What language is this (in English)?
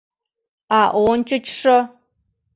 Mari